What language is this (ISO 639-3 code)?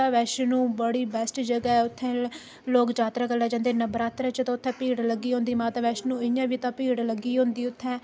doi